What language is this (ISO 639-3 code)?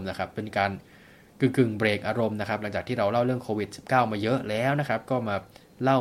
tha